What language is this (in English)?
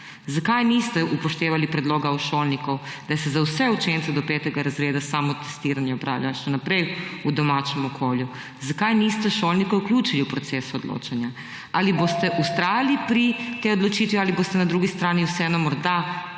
Slovenian